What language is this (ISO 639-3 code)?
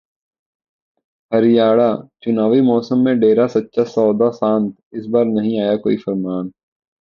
hin